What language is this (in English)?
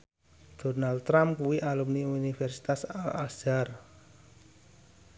Javanese